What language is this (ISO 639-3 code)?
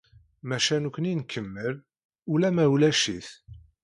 kab